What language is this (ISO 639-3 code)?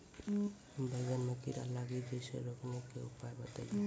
mai